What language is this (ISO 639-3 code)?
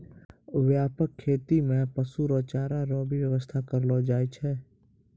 mai